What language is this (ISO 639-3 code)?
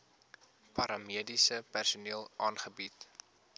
afr